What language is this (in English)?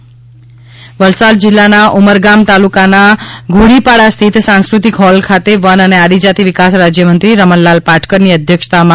Gujarati